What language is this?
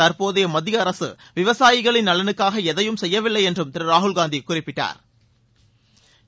Tamil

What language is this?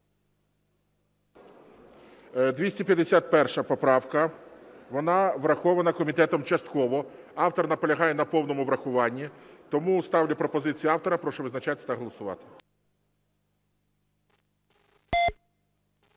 Ukrainian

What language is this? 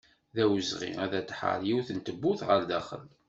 Kabyle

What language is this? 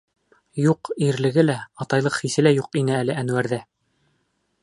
Bashkir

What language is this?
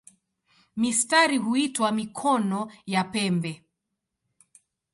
Swahili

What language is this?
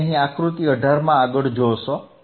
Gujarati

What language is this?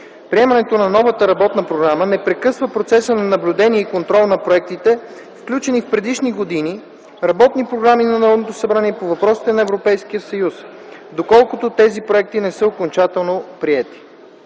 Bulgarian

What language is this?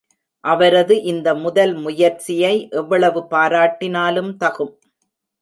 Tamil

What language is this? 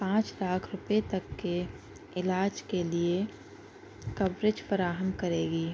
Urdu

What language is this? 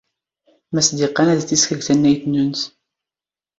Standard Moroccan Tamazight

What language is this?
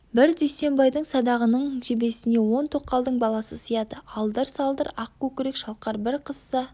Kazakh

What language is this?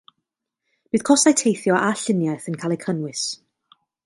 Welsh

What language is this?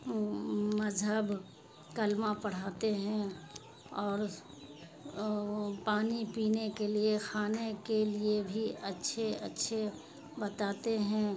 Urdu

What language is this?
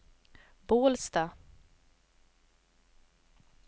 Swedish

